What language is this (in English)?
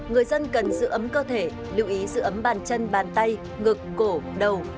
Vietnamese